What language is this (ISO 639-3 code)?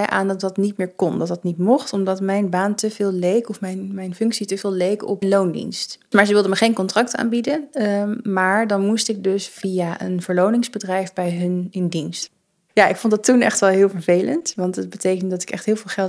nld